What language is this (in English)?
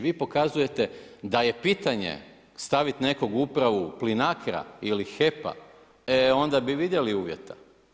Croatian